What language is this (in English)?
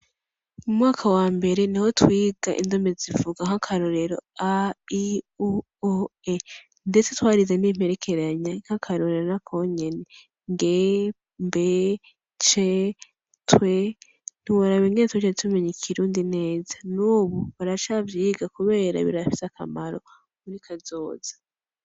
Rundi